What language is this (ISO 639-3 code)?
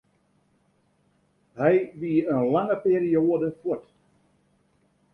fry